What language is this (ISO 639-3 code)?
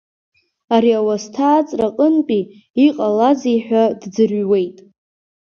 abk